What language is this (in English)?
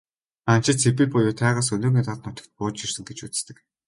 Mongolian